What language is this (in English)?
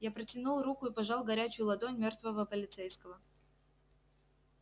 Russian